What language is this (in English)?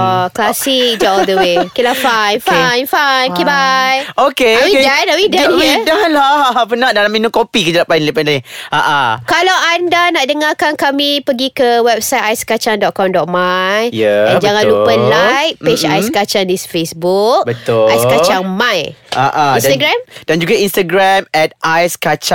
Malay